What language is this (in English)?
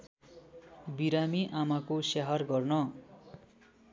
Nepali